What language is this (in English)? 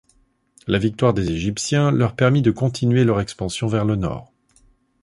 French